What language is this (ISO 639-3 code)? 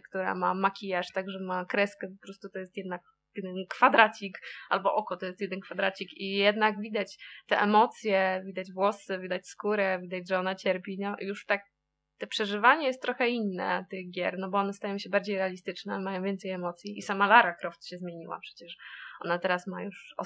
pol